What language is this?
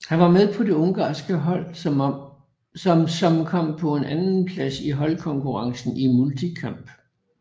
Danish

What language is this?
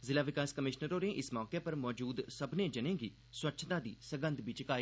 Dogri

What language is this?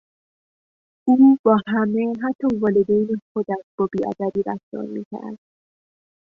Persian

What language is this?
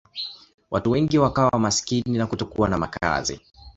Swahili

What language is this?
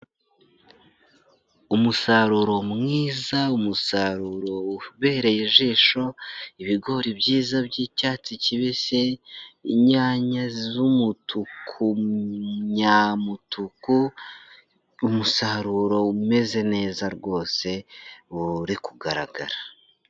Kinyarwanda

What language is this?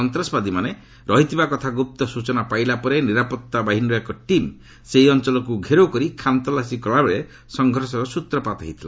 Odia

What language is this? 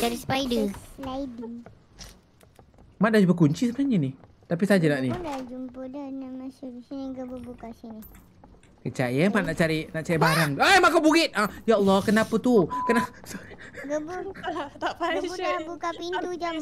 Malay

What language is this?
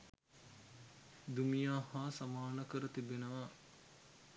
Sinhala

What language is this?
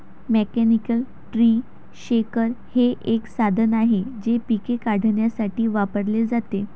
Marathi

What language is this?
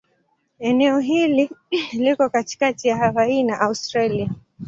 Swahili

